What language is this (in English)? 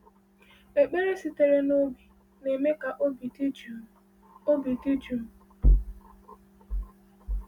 Igbo